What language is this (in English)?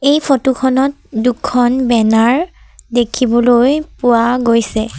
Assamese